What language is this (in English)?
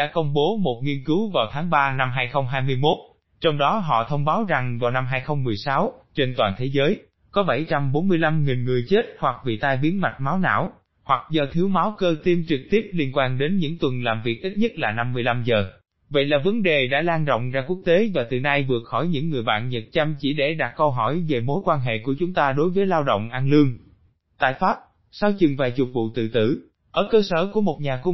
Vietnamese